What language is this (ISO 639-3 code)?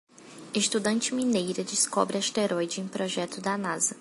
por